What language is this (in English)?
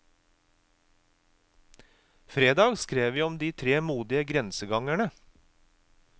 Norwegian